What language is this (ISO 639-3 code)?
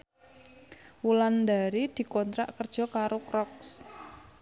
jav